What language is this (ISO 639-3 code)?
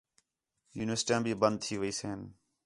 xhe